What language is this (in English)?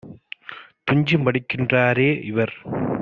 Tamil